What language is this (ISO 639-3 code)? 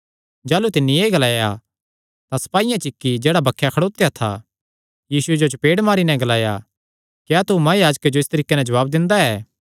xnr